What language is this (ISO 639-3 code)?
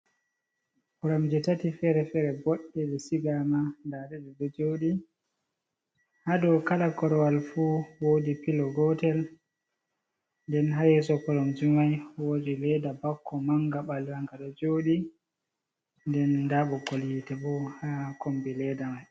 ful